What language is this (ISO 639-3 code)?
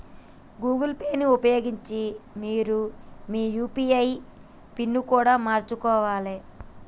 tel